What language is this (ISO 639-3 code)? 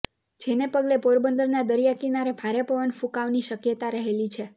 guj